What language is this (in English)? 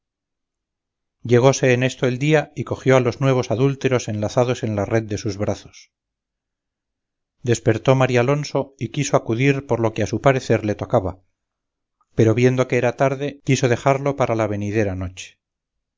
Spanish